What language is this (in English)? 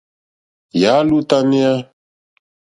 Mokpwe